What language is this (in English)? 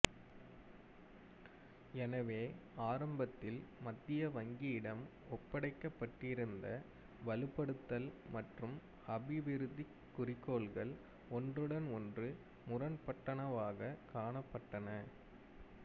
Tamil